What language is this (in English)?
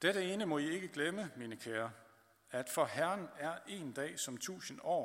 Danish